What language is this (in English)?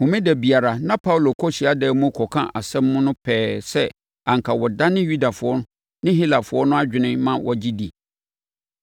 Akan